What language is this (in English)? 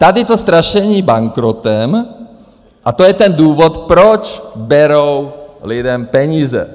Czech